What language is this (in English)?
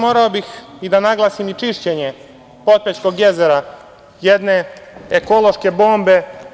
Serbian